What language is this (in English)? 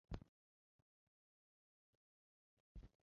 Chinese